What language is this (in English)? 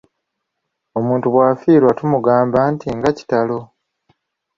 Ganda